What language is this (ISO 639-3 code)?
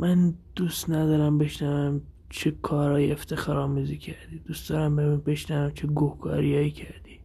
fas